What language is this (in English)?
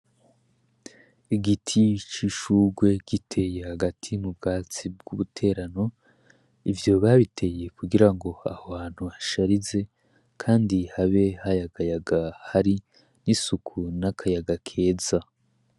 Rundi